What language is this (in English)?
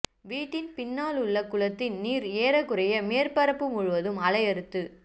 Tamil